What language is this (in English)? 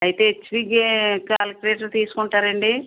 Telugu